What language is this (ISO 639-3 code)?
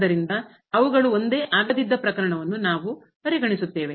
kan